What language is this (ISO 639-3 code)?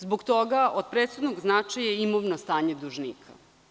srp